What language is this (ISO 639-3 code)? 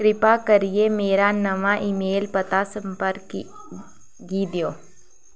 doi